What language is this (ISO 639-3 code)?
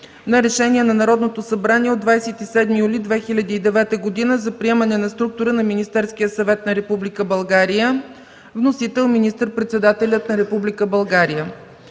bul